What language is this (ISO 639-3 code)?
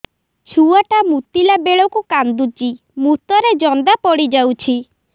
ori